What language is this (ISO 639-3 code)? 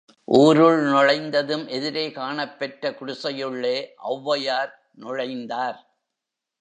tam